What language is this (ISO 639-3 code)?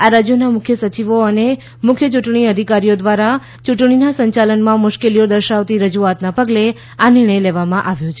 guj